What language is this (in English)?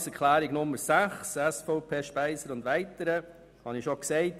Swiss German